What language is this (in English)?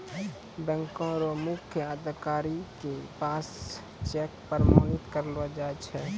Maithili